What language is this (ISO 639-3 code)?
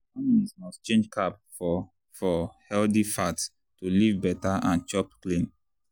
pcm